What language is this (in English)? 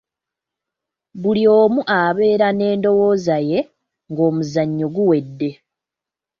Ganda